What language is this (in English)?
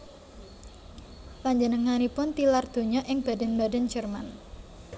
Javanese